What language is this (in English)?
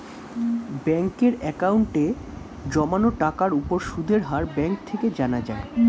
Bangla